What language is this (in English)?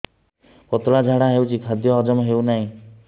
Odia